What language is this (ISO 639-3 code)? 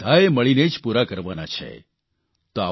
guj